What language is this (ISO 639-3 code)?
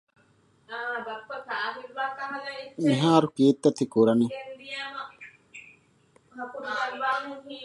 div